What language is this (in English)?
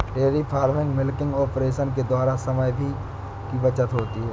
Hindi